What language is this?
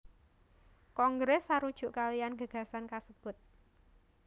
Javanese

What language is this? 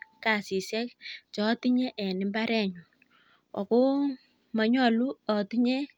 Kalenjin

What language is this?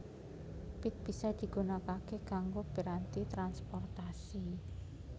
Javanese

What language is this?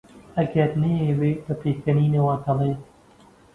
Central Kurdish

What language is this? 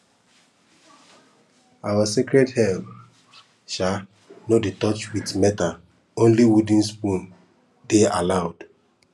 Nigerian Pidgin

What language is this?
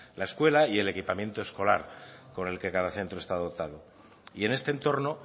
Spanish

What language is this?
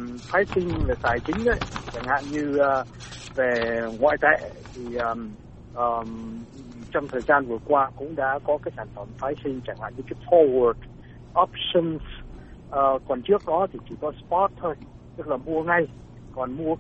Vietnamese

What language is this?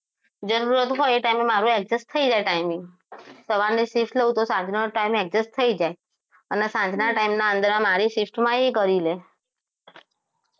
Gujarati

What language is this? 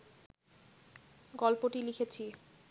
Bangla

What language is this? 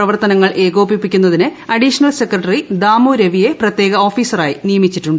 Malayalam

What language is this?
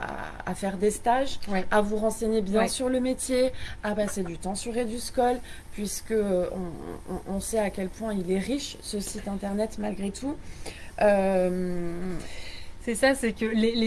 French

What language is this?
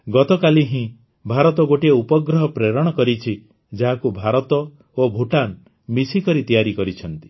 Odia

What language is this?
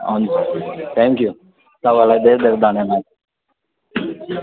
Nepali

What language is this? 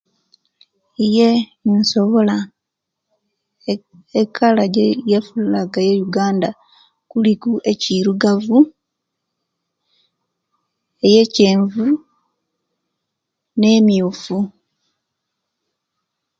Kenyi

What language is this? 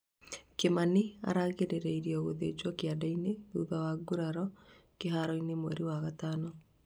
Kikuyu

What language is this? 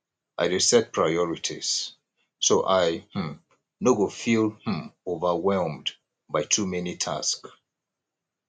Nigerian Pidgin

